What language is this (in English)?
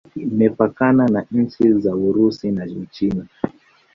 Swahili